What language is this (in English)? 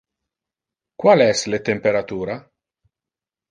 Interlingua